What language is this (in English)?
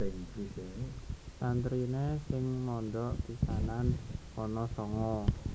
Javanese